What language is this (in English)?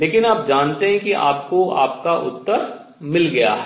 Hindi